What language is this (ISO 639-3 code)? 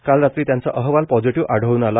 mar